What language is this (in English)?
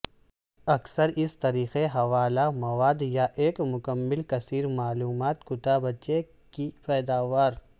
Urdu